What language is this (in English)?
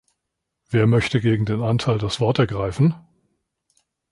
German